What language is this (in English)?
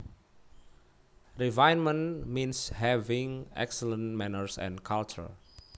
Javanese